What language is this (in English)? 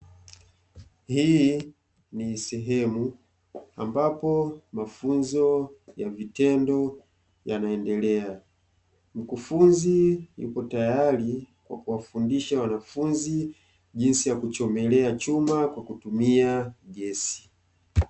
Swahili